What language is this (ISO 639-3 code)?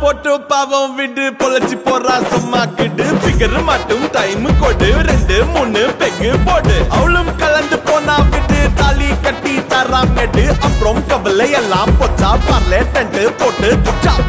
ind